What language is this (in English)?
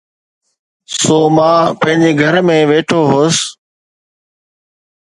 Sindhi